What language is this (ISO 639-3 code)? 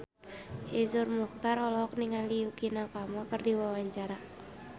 sun